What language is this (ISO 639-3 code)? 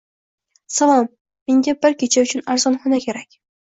uzb